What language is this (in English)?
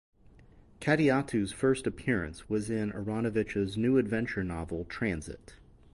English